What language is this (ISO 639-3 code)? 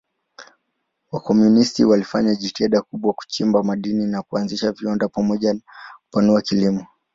swa